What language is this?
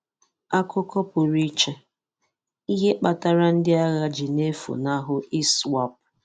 Igbo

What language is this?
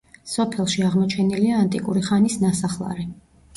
Georgian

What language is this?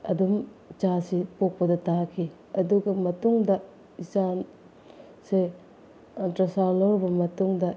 Manipuri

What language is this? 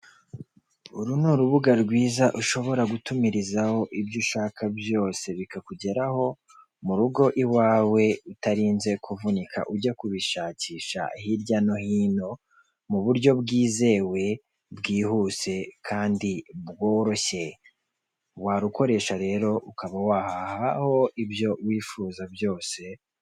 Kinyarwanda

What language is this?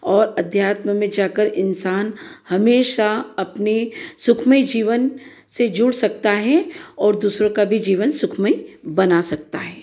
Hindi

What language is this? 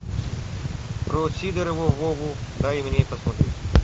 Russian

